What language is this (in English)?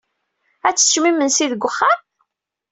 Kabyle